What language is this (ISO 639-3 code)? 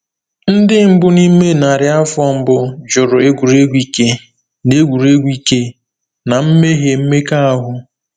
ibo